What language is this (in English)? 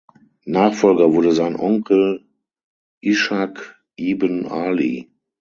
German